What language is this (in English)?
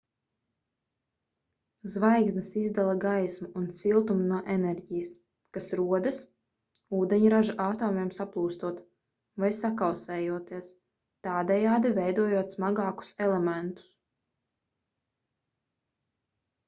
Latvian